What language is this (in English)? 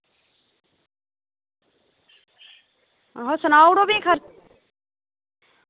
Dogri